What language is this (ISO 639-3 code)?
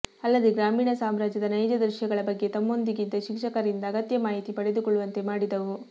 kan